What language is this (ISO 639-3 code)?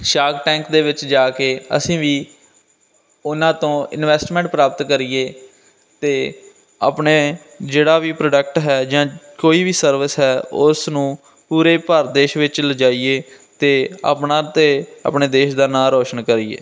pan